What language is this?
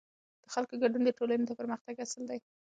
Pashto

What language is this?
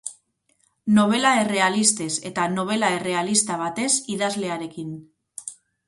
Basque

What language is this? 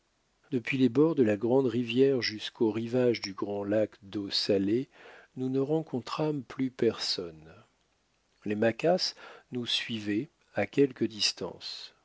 French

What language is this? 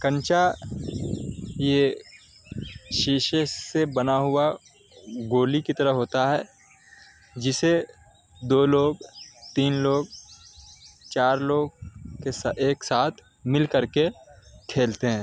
Urdu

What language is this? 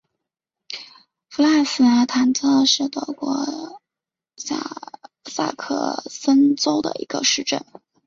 Chinese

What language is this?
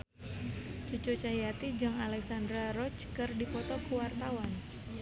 Sundanese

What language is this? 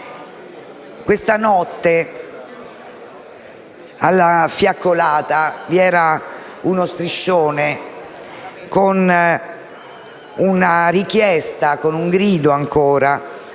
Italian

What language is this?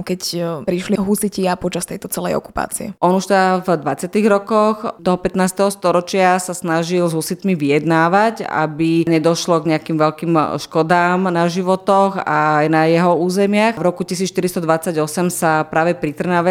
Slovak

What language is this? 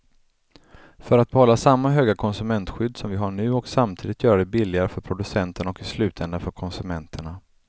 Swedish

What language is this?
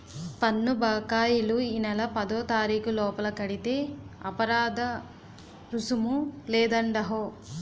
Telugu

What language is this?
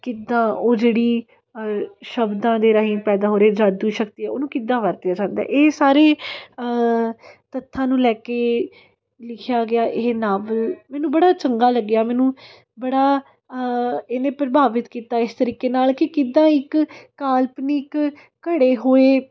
Punjabi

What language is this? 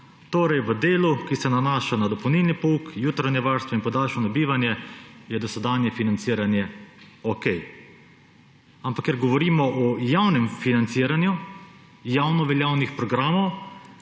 Slovenian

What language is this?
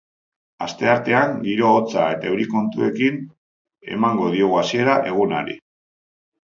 Basque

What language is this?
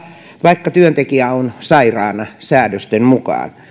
Finnish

